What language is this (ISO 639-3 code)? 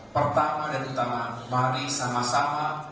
ind